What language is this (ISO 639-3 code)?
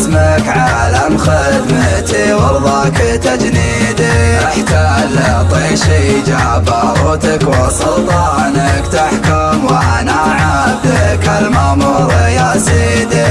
ara